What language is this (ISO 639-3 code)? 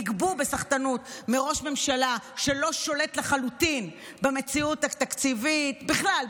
heb